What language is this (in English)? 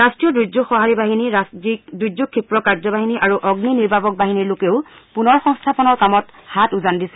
Assamese